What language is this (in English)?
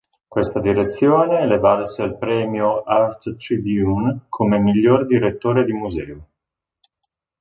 Italian